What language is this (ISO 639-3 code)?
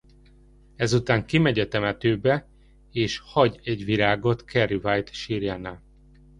hun